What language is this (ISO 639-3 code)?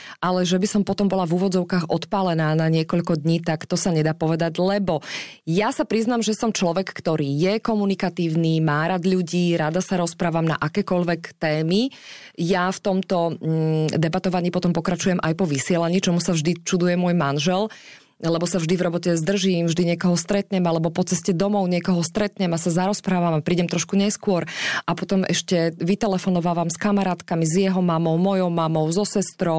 slk